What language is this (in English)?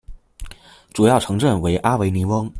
Chinese